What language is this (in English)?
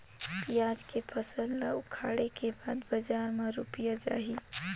Chhattisgarhi